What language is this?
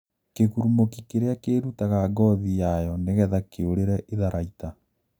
Kikuyu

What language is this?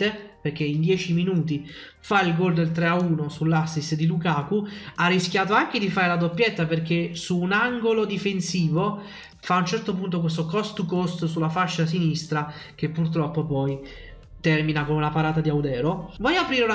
Italian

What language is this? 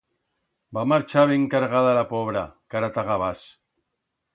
Aragonese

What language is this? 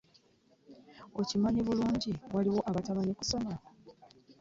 Ganda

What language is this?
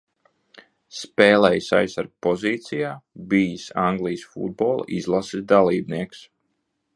Latvian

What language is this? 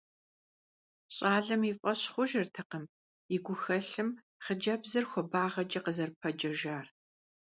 Kabardian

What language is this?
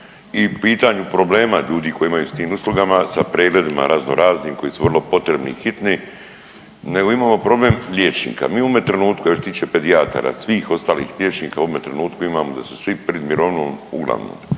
Croatian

